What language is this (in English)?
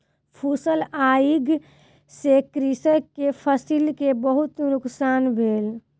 Maithili